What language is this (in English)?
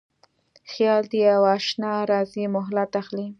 Pashto